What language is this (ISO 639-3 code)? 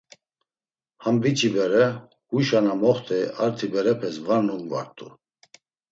lzz